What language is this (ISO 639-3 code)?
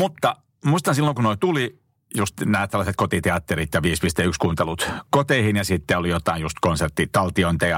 fin